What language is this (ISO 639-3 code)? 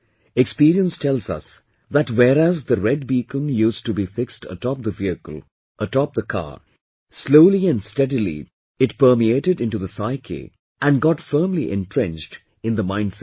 eng